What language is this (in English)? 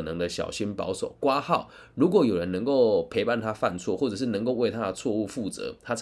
Chinese